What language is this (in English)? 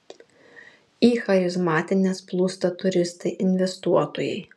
Lithuanian